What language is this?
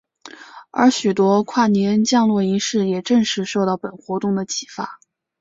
Chinese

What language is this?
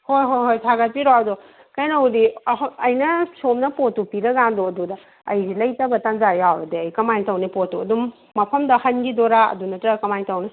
Manipuri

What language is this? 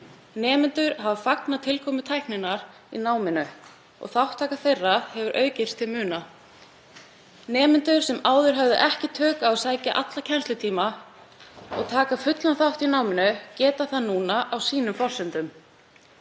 Icelandic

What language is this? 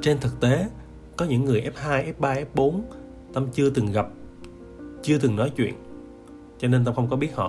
Vietnamese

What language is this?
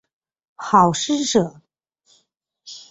Chinese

